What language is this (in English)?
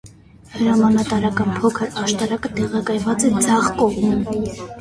Armenian